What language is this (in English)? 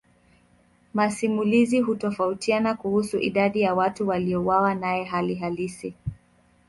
Swahili